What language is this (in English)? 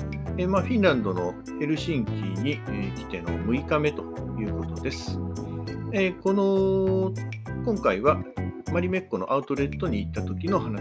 Japanese